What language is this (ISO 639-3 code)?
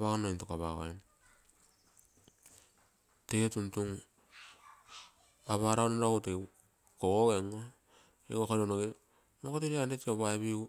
buo